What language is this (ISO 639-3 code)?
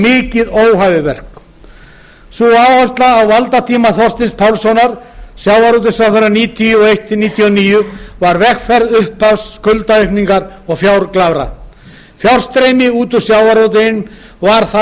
isl